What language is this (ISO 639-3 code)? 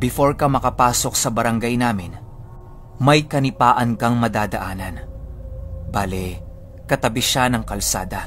fil